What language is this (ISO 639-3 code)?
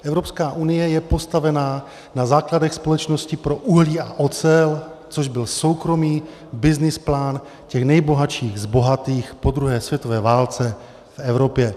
ces